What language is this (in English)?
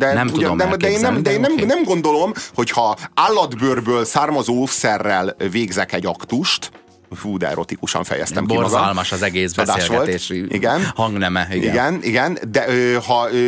Hungarian